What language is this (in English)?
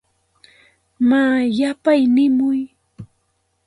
Santa Ana de Tusi Pasco Quechua